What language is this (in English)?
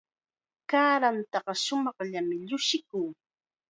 Chiquián Ancash Quechua